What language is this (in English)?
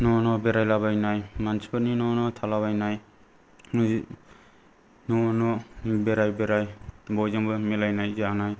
Bodo